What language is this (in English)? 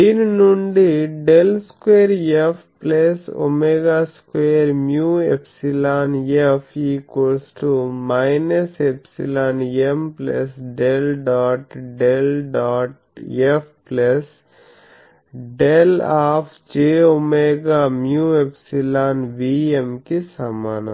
Telugu